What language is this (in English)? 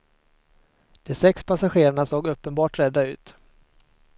Swedish